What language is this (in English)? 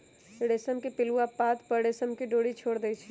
Magahi